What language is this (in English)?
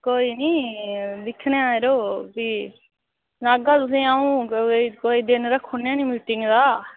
Dogri